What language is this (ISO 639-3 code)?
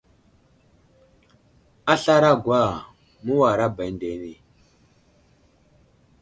udl